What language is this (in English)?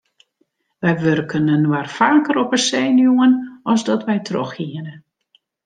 Western Frisian